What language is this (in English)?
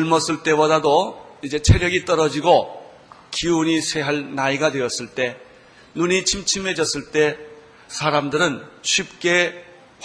Korean